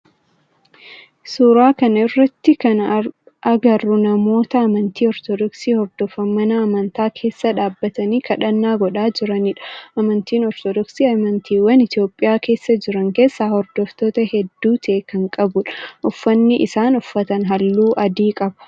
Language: Oromo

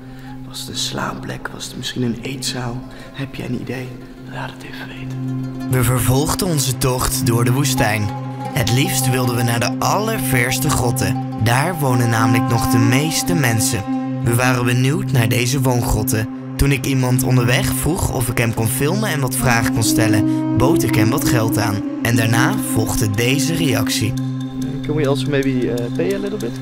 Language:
Dutch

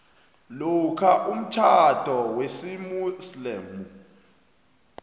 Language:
South Ndebele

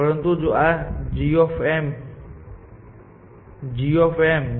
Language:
Gujarati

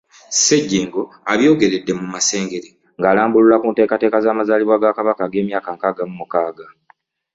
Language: Ganda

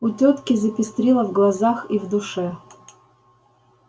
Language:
Russian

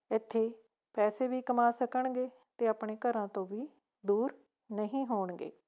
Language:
Punjabi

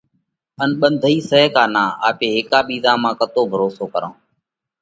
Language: Parkari Koli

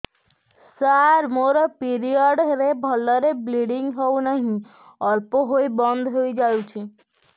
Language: Odia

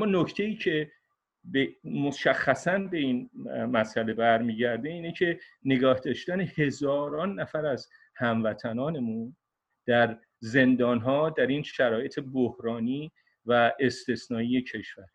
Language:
Persian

